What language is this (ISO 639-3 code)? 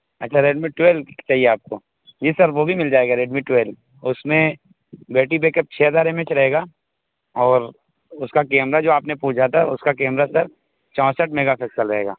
urd